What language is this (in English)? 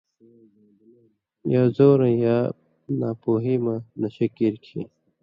Indus Kohistani